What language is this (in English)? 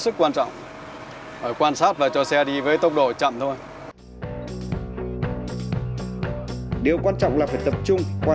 Vietnamese